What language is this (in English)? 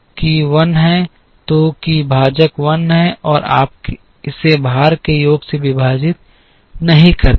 Hindi